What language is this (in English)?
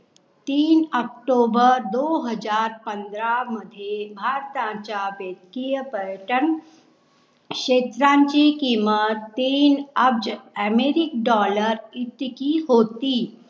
Marathi